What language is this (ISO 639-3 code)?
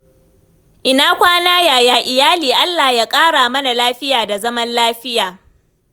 hau